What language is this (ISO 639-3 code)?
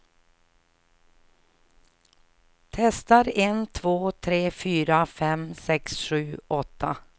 swe